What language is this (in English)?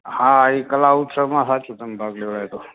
Gujarati